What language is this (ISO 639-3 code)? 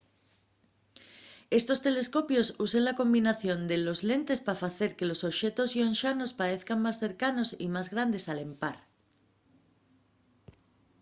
ast